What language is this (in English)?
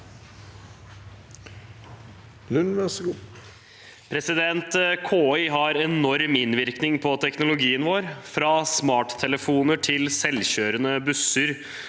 Norwegian